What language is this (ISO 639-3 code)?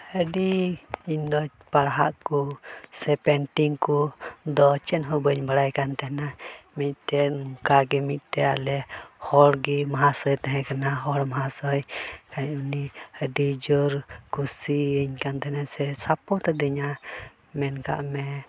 sat